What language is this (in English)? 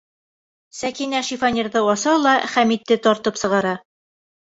Bashkir